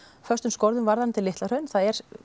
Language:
Icelandic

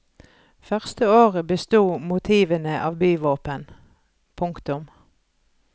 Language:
Norwegian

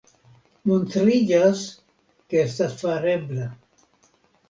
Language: Esperanto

